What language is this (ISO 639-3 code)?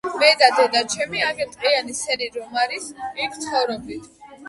kat